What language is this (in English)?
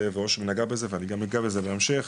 Hebrew